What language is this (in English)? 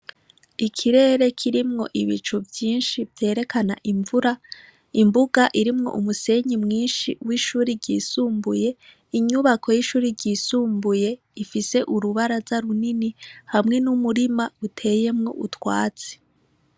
Rundi